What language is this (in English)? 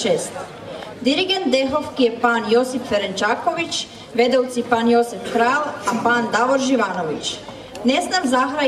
Bulgarian